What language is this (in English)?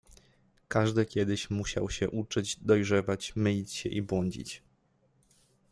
Polish